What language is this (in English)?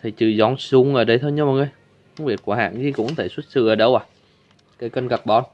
Vietnamese